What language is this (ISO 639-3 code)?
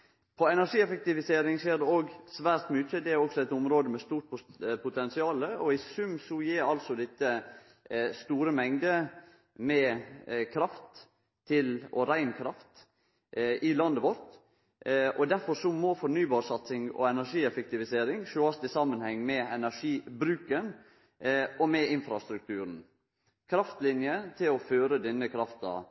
nno